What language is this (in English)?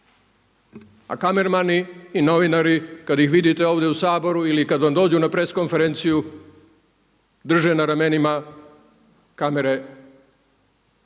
Croatian